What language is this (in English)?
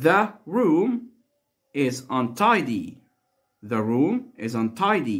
Arabic